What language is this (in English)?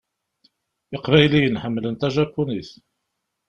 Kabyle